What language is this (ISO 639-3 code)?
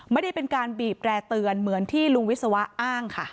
tha